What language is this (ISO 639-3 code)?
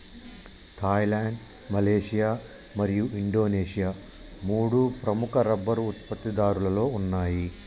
tel